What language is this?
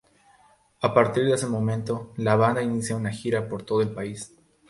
Spanish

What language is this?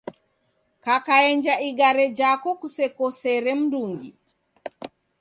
Taita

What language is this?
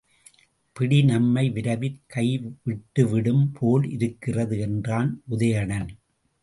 Tamil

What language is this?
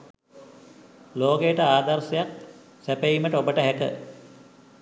Sinhala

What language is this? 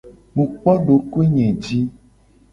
Gen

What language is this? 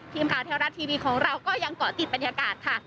Thai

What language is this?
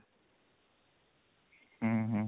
Odia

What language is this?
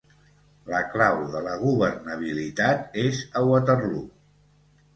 Catalan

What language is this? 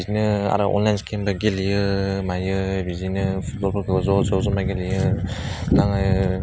Bodo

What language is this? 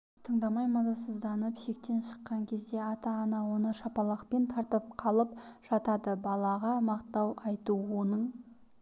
Kazakh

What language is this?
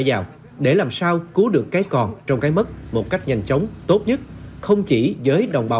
Vietnamese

